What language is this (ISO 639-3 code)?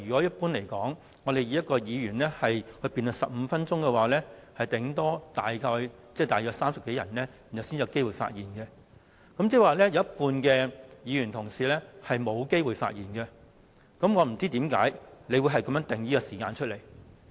yue